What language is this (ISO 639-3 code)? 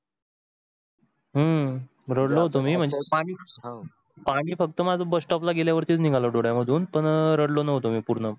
mar